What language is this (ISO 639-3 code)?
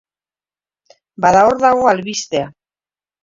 eus